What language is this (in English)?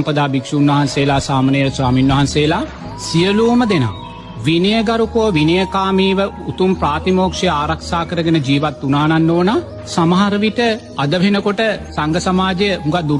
Sinhala